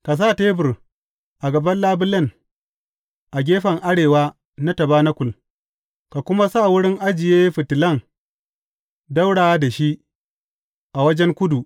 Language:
Hausa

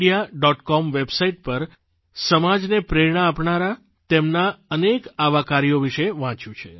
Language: Gujarati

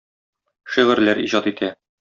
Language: Tatar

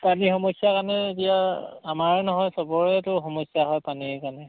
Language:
Assamese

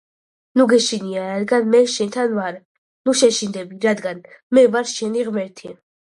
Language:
Georgian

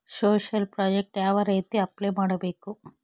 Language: Kannada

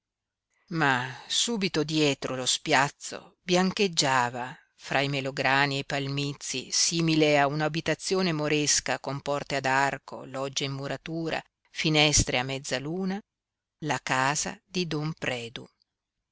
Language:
Italian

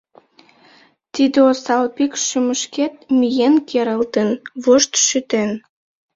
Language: Mari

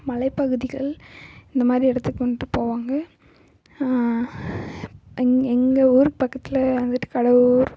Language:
Tamil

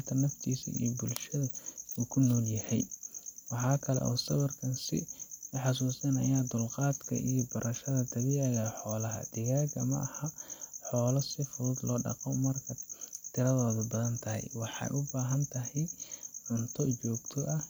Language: Somali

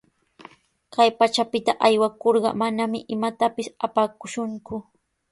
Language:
Sihuas Ancash Quechua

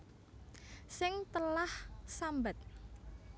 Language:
Javanese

